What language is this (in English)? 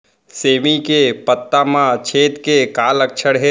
Chhattisgarhi